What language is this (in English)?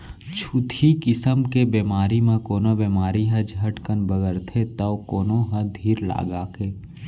Chhattisgarhi